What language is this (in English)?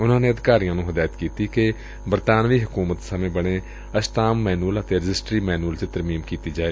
Punjabi